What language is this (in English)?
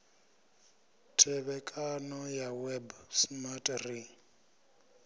Venda